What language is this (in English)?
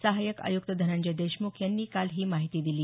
Marathi